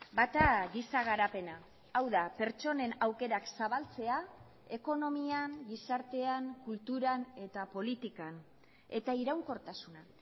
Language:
Basque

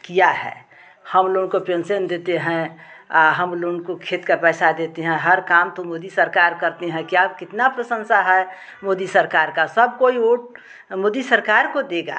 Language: Hindi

